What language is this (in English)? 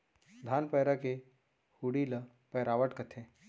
Chhattisgarhi